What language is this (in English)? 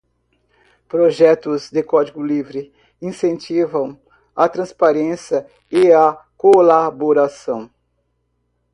Portuguese